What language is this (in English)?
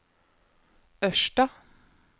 Norwegian